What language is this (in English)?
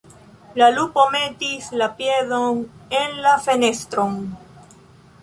Esperanto